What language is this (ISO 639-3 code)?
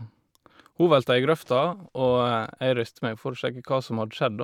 nor